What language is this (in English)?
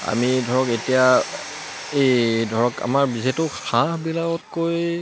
Assamese